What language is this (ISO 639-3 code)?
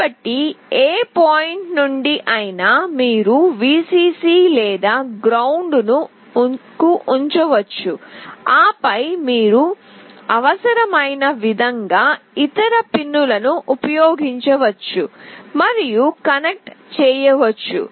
tel